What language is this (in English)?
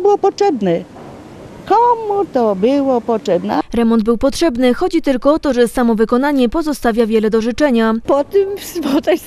Polish